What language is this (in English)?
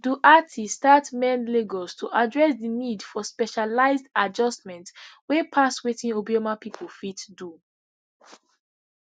Nigerian Pidgin